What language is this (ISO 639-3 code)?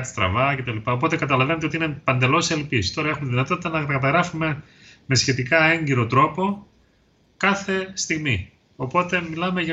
ell